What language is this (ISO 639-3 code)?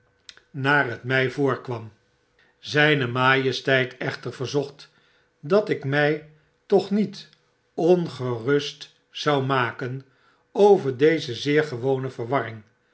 nld